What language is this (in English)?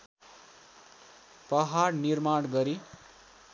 Nepali